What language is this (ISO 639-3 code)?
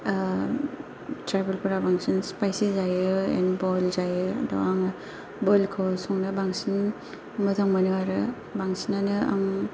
brx